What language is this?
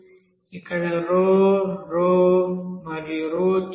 Telugu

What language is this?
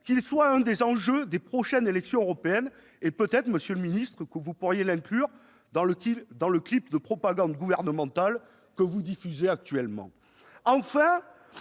French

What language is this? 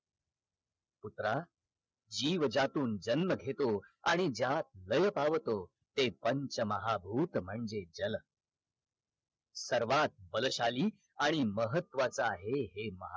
Marathi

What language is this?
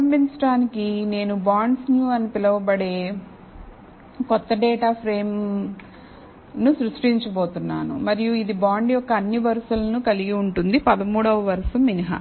Telugu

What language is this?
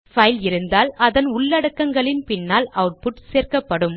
Tamil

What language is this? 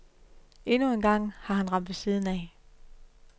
Danish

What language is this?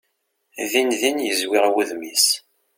Kabyle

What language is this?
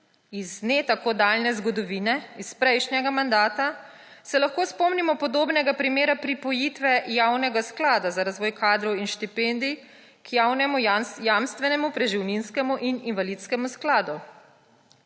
Slovenian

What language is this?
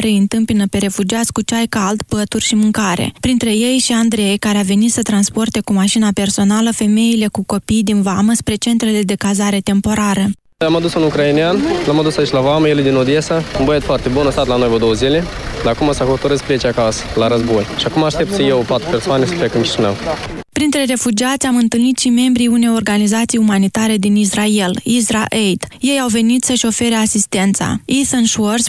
Romanian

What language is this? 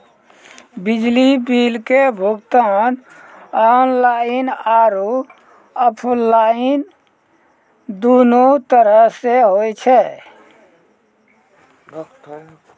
Maithili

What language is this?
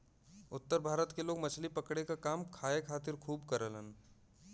Bhojpuri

